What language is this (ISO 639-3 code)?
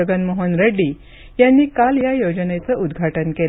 mar